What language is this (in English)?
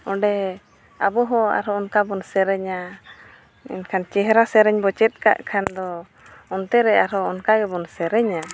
Santali